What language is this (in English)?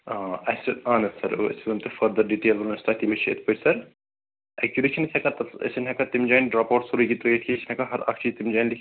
Kashmiri